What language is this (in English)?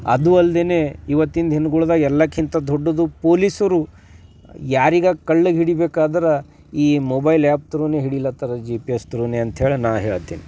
Kannada